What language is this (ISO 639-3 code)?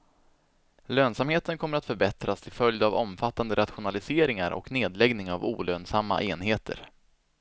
swe